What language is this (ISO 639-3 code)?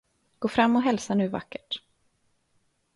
swe